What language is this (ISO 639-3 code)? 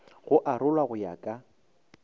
nso